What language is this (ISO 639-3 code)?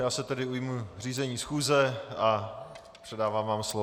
ces